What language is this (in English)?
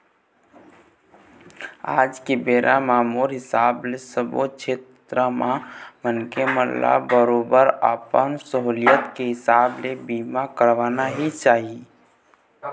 Chhattisgarhi